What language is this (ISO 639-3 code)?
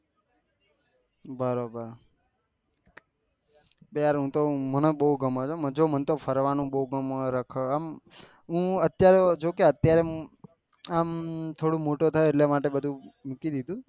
guj